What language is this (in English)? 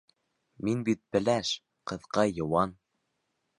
Bashkir